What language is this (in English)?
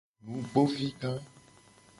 Gen